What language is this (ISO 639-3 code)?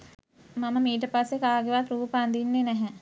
sin